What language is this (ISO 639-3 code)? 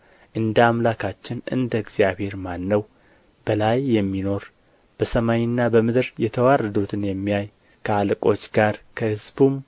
amh